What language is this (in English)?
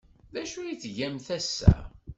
Kabyle